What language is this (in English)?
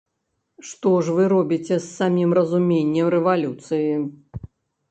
Belarusian